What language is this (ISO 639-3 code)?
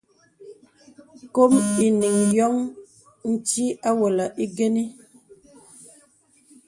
beb